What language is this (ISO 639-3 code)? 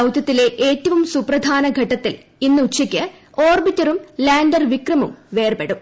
mal